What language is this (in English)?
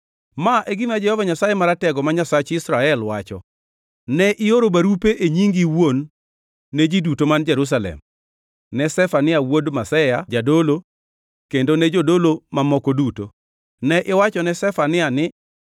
Luo (Kenya and Tanzania)